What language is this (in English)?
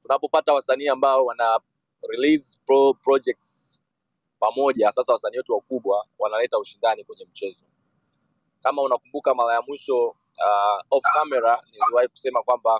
Swahili